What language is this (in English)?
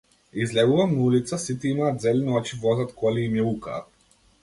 Macedonian